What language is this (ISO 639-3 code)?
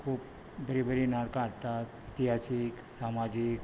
kok